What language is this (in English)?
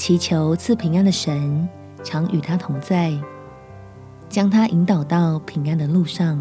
Chinese